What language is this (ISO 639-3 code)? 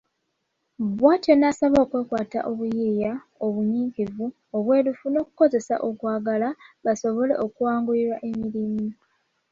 lug